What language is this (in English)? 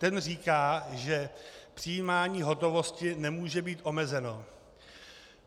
Czech